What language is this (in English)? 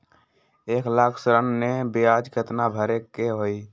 Magahi